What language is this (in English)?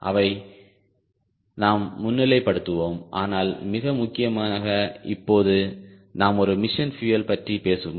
Tamil